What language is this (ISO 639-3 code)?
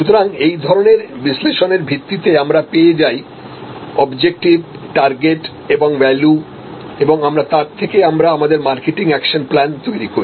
ben